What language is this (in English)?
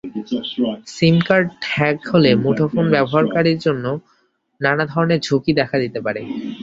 Bangla